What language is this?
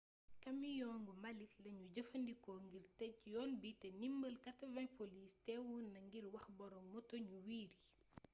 Wolof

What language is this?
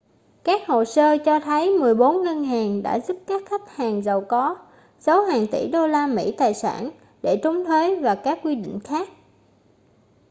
Vietnamese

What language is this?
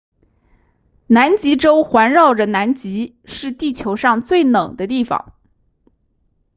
Chinese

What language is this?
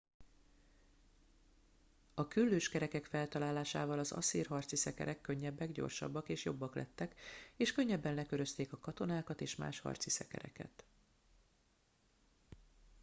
Hungarian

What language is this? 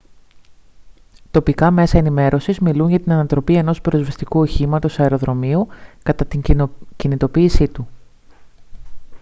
Greek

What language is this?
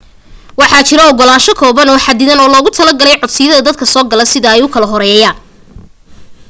Somali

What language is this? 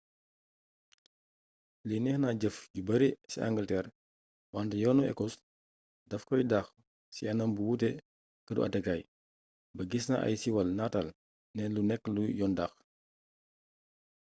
Wolof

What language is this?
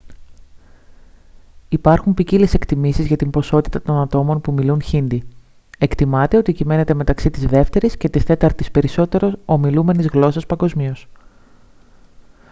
Greek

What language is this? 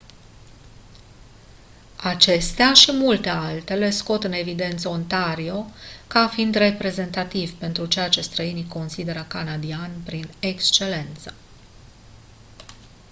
Romanian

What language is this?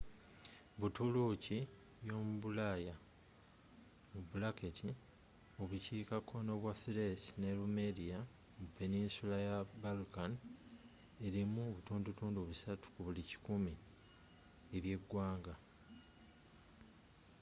Ganda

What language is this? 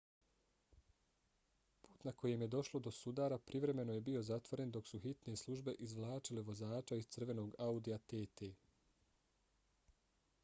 Bosnian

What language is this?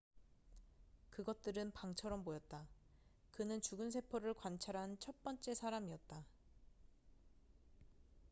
Korean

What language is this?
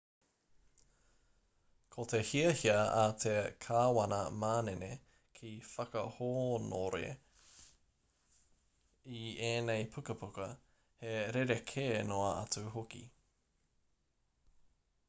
Māori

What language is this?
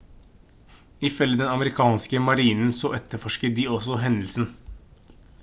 Norwegian Bokmål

